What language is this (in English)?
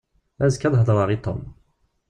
Kabyle